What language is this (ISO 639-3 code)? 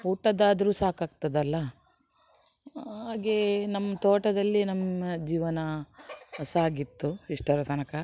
kan